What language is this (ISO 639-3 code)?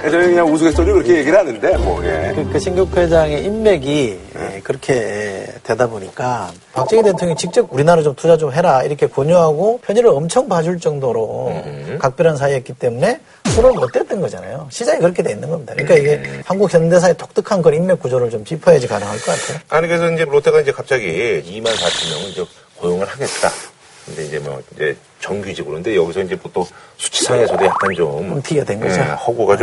kor